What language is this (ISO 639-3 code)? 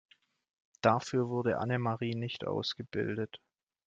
deu